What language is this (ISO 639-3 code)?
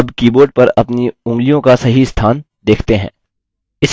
hin